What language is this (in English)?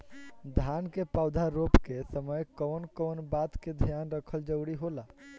Bhojpuri